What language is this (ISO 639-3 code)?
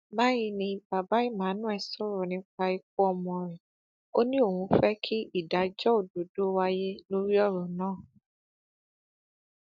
yor